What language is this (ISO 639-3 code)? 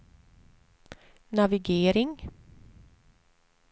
swe